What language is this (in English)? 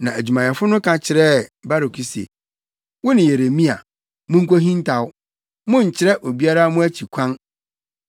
Akan